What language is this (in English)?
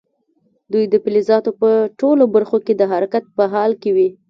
Pashto